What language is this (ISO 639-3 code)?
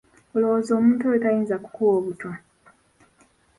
lug